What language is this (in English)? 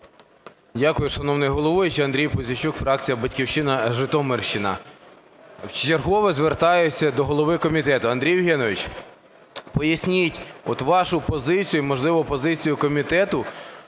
Ukrainian